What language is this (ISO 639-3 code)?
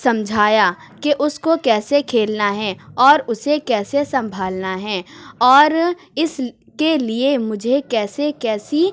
urd